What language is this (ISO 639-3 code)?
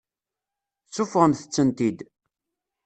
kab